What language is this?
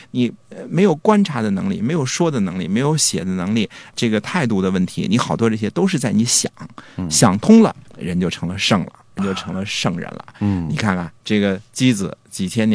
Chinese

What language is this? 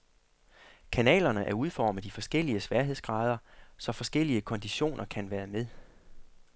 Danish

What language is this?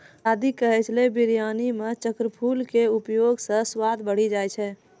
Maithili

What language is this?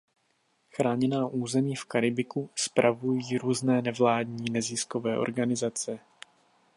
Czech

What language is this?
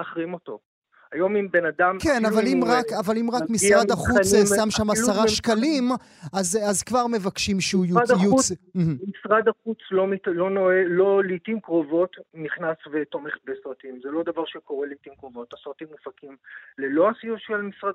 Hebrew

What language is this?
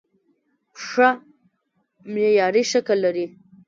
Pashto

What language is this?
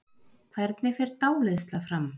Icelandic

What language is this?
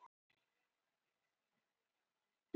Icelandic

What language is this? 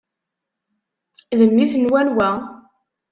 Kabyle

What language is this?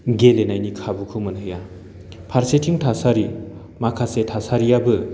Bodo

